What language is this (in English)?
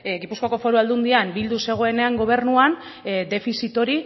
Basque